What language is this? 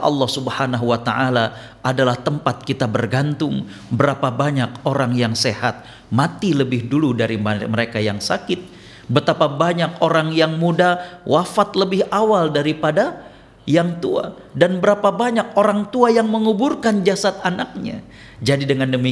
Indonesian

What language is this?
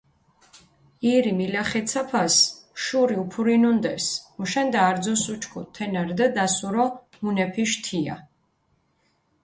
Mingrelian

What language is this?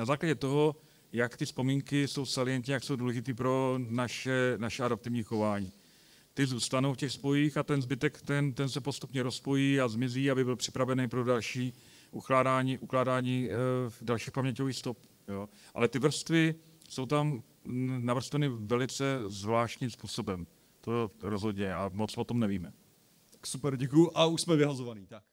Czech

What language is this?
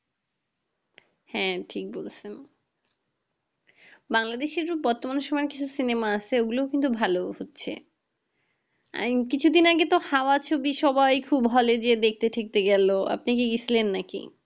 Bangla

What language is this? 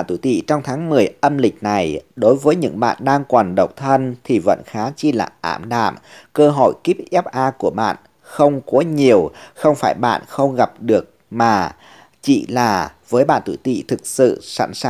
Vietnamese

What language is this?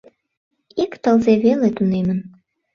Mari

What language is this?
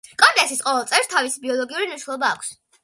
Georgian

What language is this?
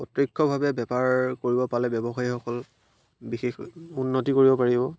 Assamese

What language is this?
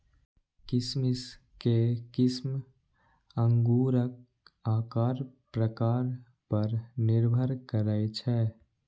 Maithili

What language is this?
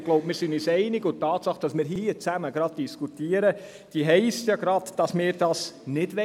Swiss German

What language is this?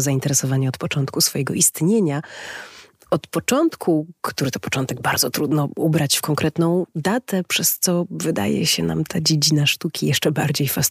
Polish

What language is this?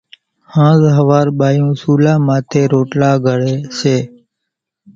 Kachi Koli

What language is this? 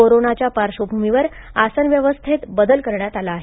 Marathi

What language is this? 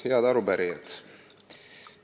Estonian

